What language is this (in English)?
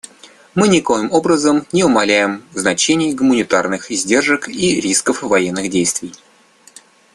Russian